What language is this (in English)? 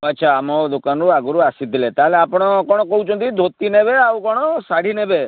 Odia